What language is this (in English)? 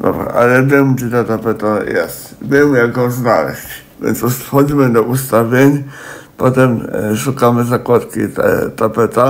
Polish